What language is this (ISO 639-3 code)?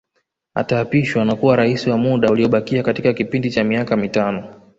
swa